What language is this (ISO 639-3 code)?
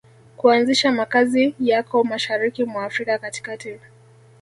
swa